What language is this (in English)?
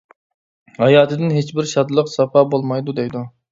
Uyghur